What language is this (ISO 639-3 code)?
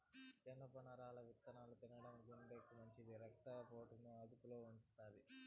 tel